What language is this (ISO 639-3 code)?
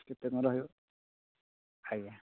ori